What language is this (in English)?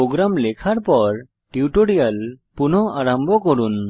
Bangla